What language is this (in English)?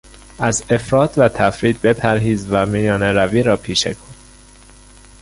Persian